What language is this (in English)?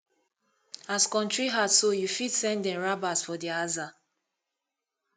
Nigerian Pidgin